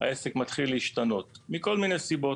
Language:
Hebrew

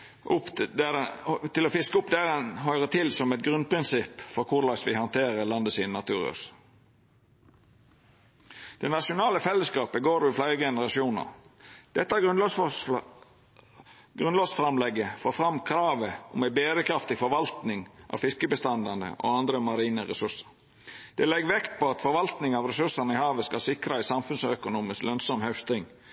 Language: Norwegian Nynorsk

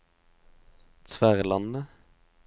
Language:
Norwegian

